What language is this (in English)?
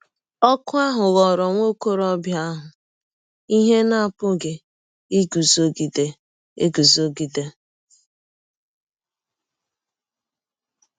Igbo